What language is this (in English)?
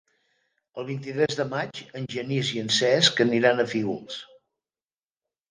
Catalan